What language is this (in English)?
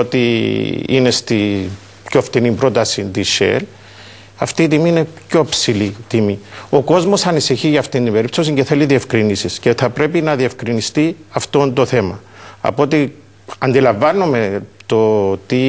Greek